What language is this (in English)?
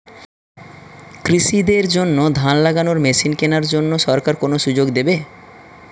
Bangla